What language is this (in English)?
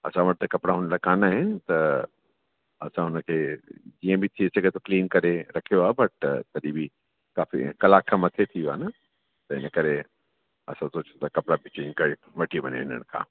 Sindhi